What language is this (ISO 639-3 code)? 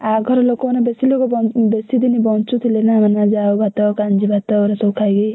ori